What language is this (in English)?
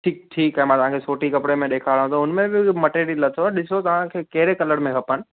Sindhi